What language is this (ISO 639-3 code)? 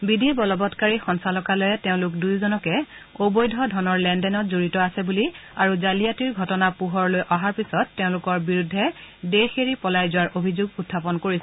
asm